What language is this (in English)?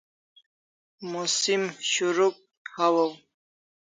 Kalasha